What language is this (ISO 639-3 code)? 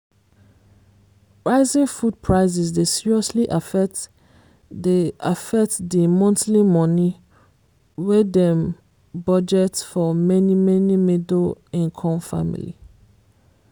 pcm